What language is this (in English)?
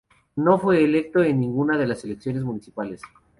Spanish